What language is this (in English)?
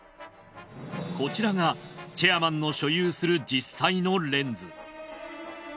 Japanese